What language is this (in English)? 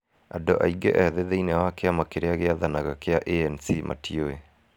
Kikuyu